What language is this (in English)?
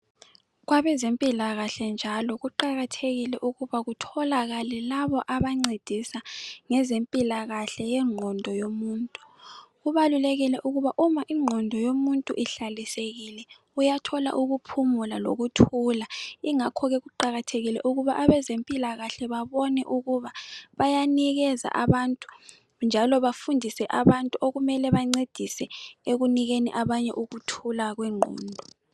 North Ndebele